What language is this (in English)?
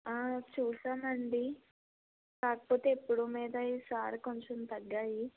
Telugu